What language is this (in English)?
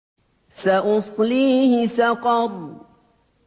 Arabic